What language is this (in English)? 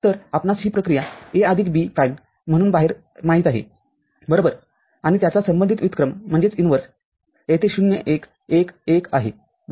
Marathi